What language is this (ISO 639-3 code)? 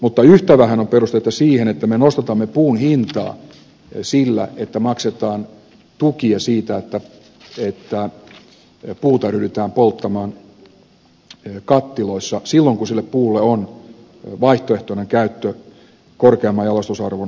fin